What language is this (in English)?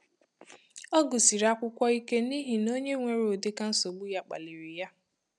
Igbo